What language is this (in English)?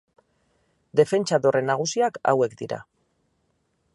Basque